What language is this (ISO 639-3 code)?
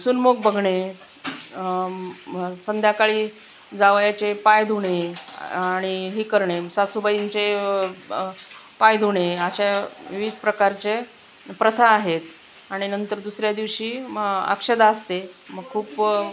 mar